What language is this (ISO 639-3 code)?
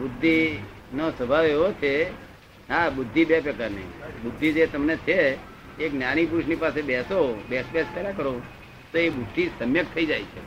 guj